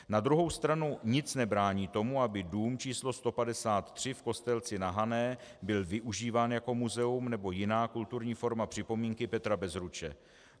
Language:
Czech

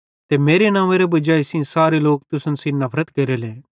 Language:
Bhadrawahi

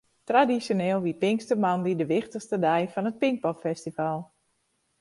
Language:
Western Frisian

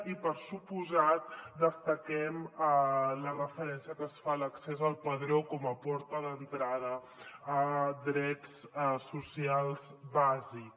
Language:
Catalan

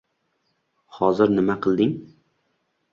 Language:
Uzbek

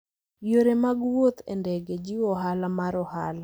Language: Luo (Kenya and Tanzania)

